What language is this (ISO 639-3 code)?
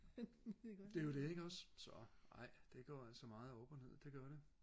dan